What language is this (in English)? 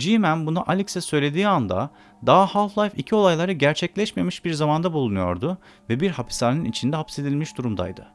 Turkish